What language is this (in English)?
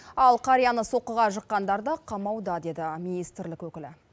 Kazakh